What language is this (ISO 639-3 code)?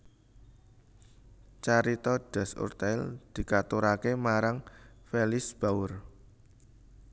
jav